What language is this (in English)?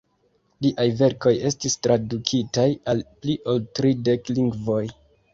Esperanto